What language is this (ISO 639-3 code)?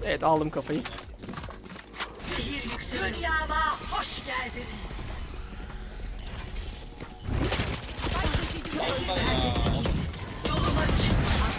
tur